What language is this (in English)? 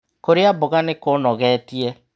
Kikuyu